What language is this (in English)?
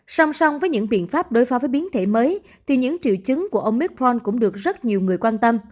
Vietnamese